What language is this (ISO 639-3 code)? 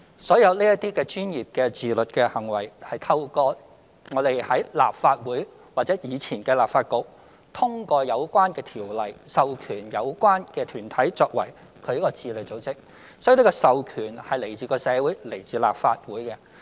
yue